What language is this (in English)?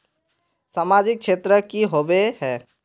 Magahi